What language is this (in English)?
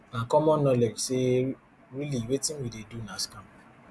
Nigerian Pidgin